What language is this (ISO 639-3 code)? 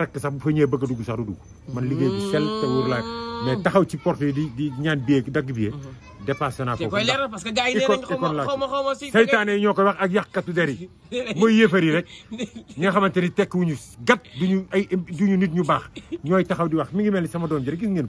ara